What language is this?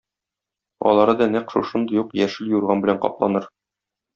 Tatar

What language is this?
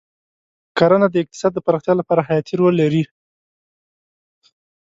Pashto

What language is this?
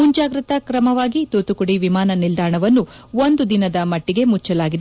Kannada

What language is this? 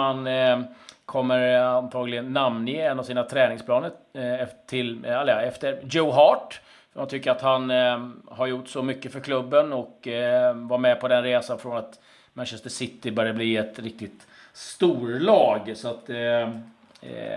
Swedish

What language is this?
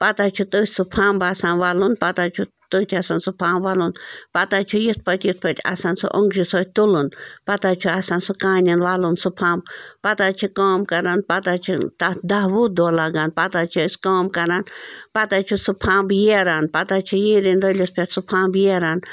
Kashmiri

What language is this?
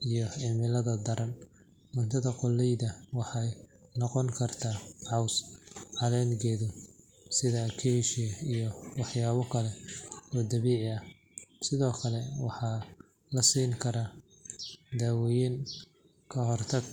Somali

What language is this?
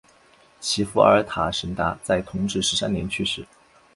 Chinese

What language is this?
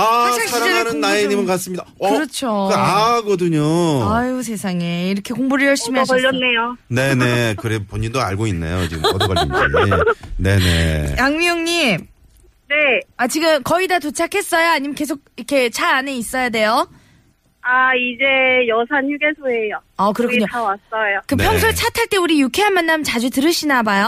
Korean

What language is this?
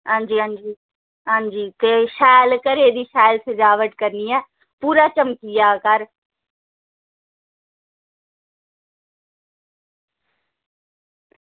Dogri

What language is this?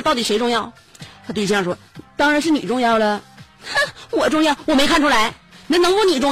Chinese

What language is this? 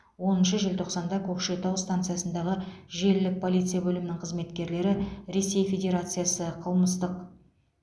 Kazakh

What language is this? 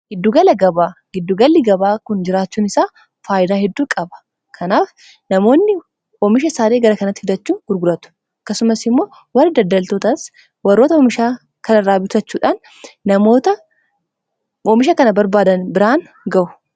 Oromo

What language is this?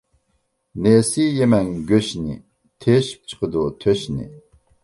Uyghur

